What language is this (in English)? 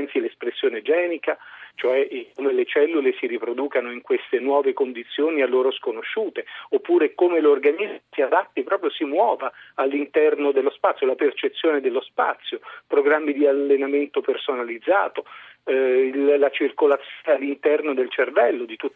Italian